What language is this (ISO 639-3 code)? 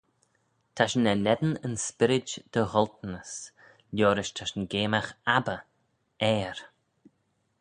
glv